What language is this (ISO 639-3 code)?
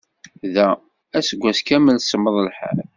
kab